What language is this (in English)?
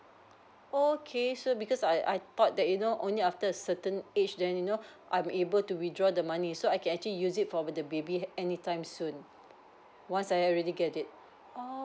English